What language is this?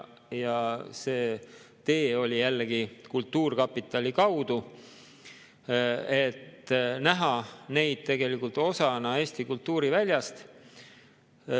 Estonian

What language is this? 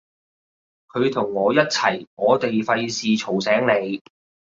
Cantonese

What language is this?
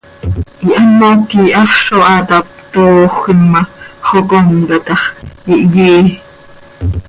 Seri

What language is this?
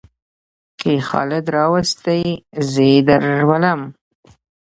Pashto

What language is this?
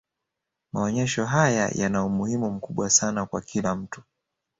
Swahili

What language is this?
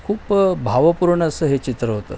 Marathi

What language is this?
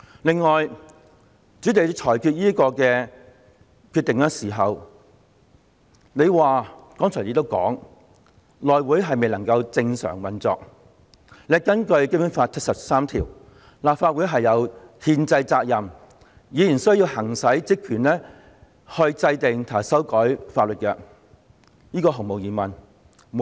Cantonese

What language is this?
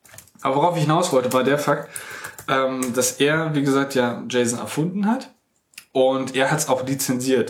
German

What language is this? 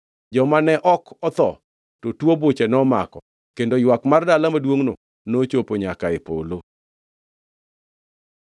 Luo (Kenya and Tanzania)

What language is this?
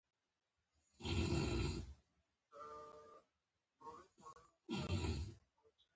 Pashto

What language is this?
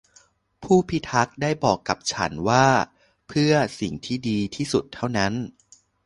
Thai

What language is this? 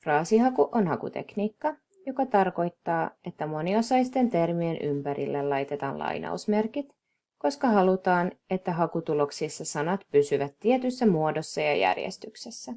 Finnish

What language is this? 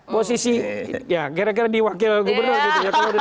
Indonesian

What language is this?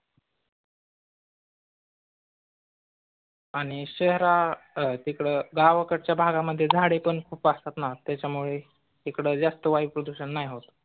Marathi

